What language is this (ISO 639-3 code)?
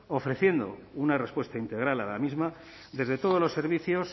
spa